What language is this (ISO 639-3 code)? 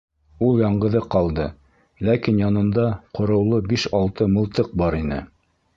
bak